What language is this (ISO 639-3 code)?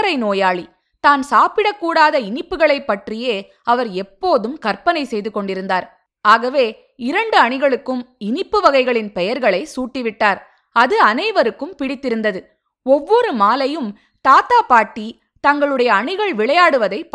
tam